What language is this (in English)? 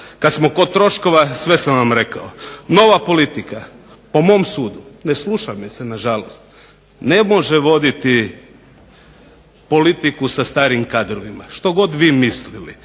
Croatian